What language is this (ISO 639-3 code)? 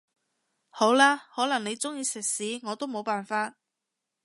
yue